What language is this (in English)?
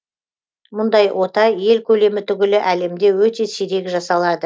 Kazakh